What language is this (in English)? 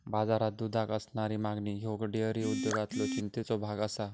Marathi